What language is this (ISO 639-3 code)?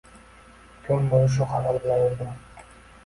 uzb